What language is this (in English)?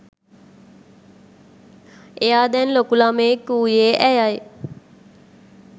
Sinhala